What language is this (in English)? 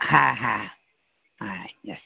Bangla